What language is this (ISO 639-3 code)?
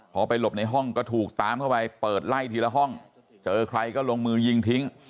tha